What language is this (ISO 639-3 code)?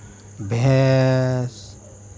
hin